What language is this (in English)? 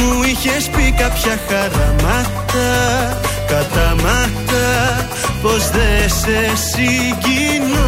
Greek